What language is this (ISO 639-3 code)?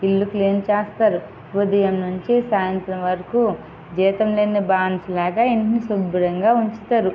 tel